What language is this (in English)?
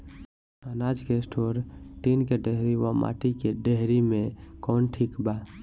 Bhojpuri